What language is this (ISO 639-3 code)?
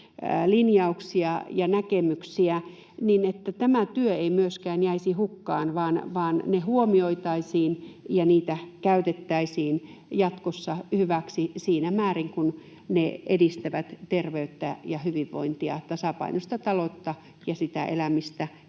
fin